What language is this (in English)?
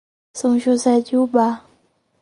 Portuguese